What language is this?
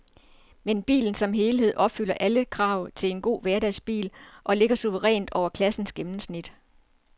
Danish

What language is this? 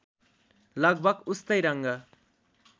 Nepali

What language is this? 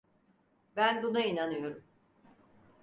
Turkish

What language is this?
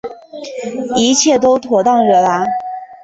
Chinese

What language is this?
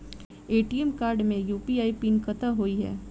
Maithili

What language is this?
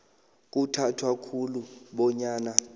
South Ndebele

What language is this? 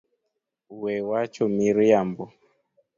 Luo (Kenya and Tanzania)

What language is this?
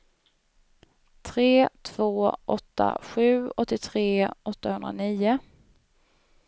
Swedish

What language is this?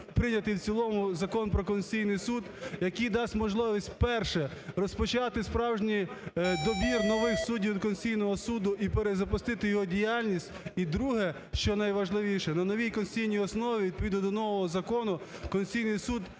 Ukrainian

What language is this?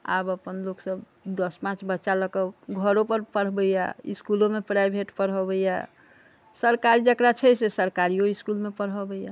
Maithili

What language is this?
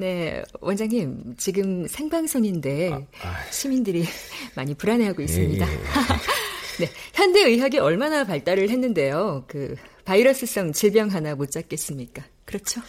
Korean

